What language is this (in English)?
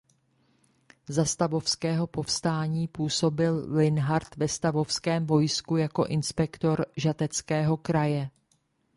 Czech